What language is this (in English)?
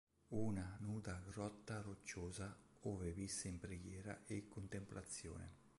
Italian